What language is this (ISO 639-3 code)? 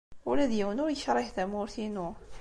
kab